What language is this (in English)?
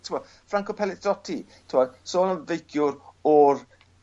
Welsh